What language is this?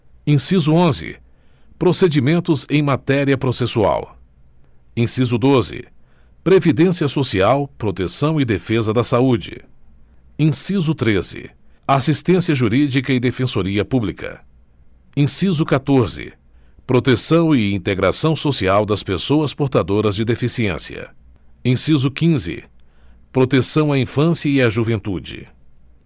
Portuguese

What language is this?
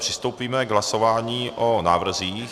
Czech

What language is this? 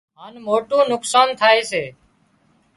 Wadiyara Koli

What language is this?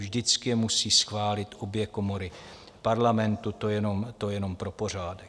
Czech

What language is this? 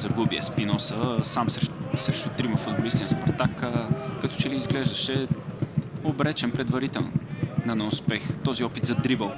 Bulgarian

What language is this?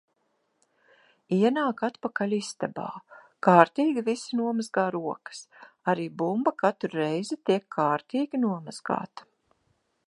Latvian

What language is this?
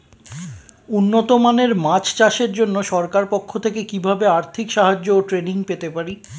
Bangla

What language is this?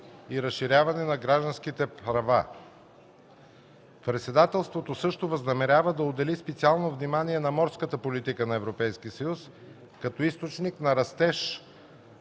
Bulgarian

